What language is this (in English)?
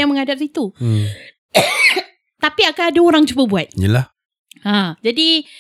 Malay